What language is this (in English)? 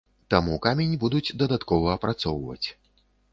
Belarusian